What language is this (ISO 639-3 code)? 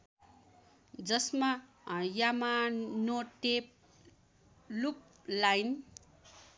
nep